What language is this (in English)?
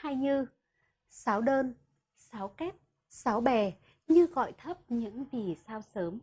Vietnamese